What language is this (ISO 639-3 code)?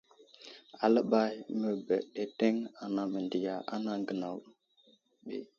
udl